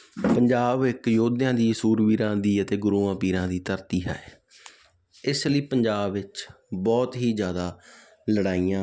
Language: Punjabi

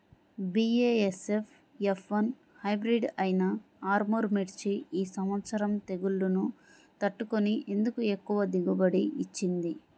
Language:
Telugu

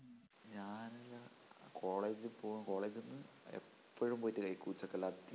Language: Malayalam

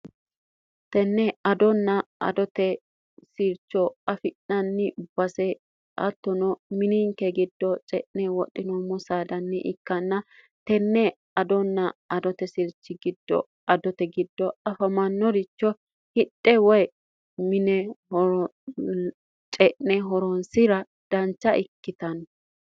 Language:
Sidamo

